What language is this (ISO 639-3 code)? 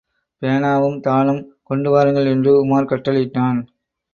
tam